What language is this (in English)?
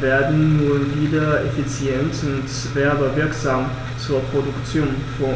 German